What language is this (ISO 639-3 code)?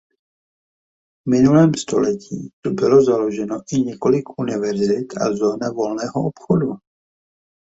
ces